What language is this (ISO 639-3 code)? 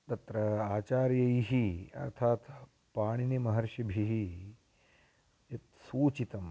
san